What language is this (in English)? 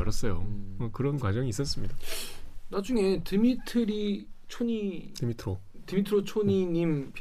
Korean